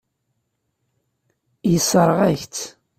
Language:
Kabyle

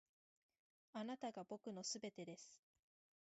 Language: Japanese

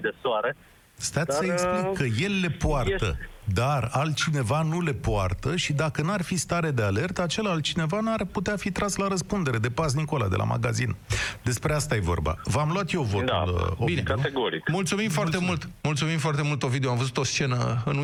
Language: Romanian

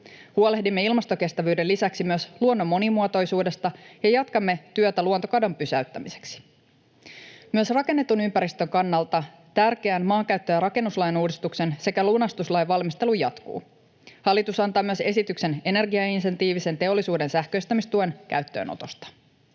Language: Finnish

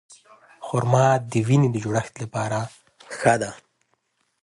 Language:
Pashto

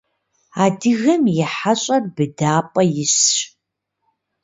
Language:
Kabardian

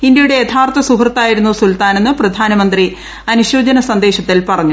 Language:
Malayalam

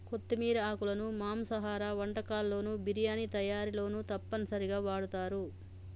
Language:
Telugu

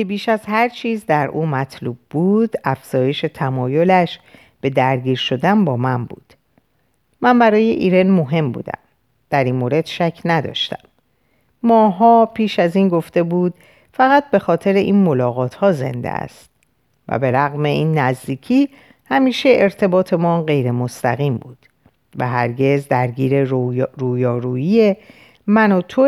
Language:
Persian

